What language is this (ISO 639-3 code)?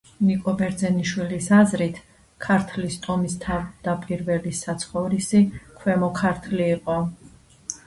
kat